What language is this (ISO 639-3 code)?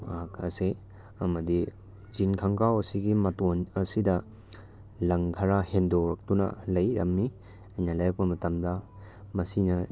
mni